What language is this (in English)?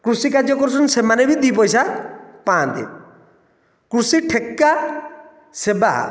Odia